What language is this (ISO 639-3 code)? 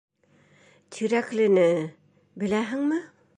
bak